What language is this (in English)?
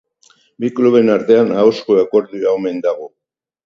Basque